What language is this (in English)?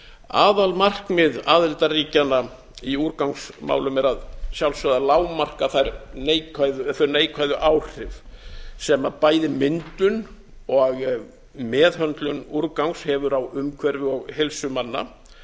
Icelandic